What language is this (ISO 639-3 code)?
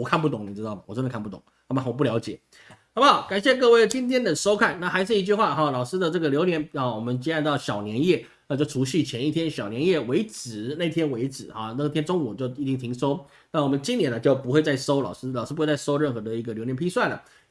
zho